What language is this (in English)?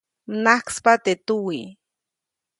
Copainalá Zoque